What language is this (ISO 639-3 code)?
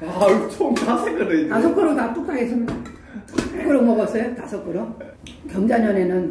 kor